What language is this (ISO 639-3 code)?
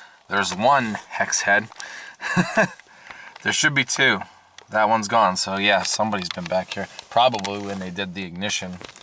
eng